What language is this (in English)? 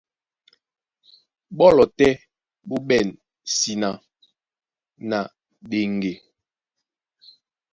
Duala